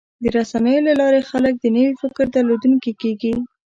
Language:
Pashto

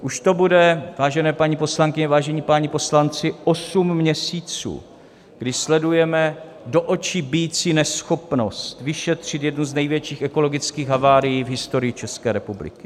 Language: Czech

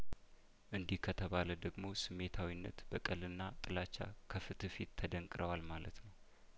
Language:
Amharic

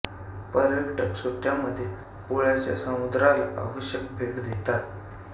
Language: Marathi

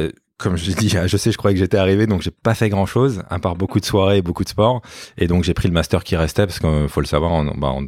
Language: French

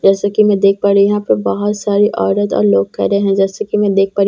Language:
Hindi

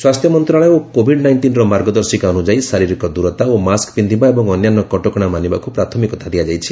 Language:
Odia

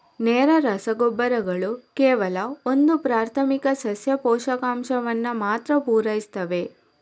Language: Kannada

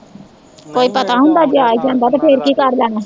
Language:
Punjabi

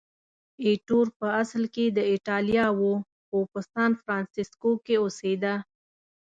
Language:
Pashto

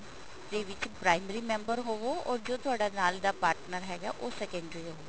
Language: Punjabi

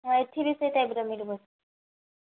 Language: Odia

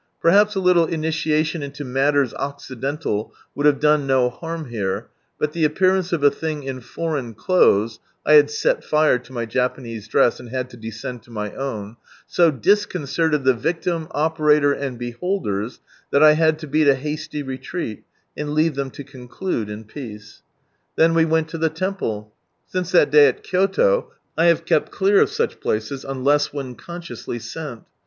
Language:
English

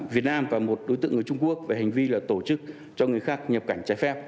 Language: Vietnamese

